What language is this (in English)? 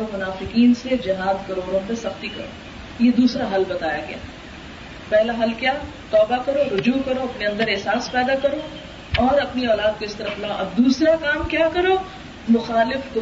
Urdu